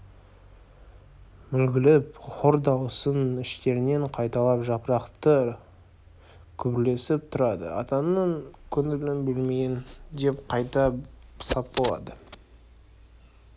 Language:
Kazakh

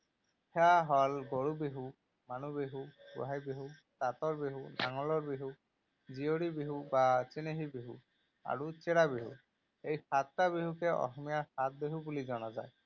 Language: Assamese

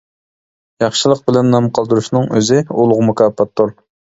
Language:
Uyghur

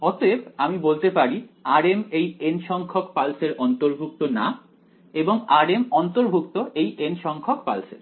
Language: Bangla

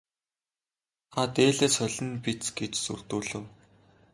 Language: Mongolian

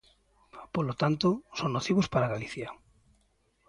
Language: Galician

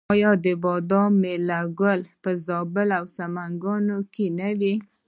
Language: Pashto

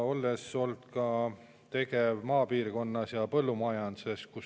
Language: Estonian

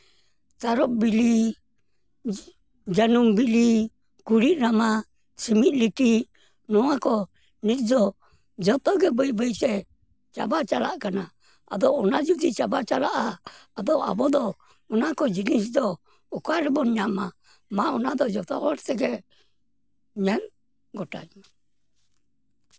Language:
Santali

